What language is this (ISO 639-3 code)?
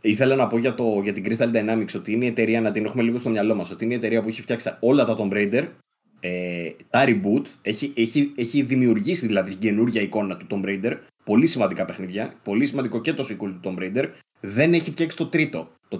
ell